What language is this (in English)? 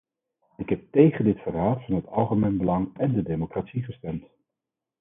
Dutch